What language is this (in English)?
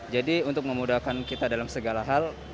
Indonesian